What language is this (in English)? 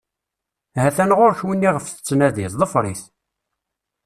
Kabyle